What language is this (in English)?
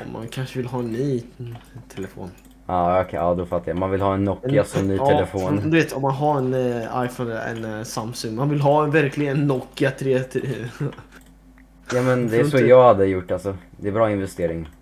Swedish